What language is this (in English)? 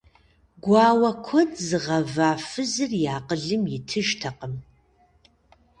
Kabardian